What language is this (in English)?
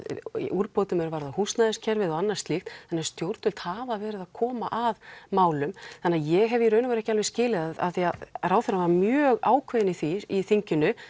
Icelandic